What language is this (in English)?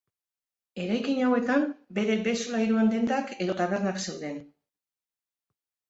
Basque